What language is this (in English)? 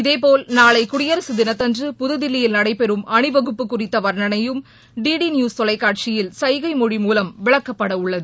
Tamil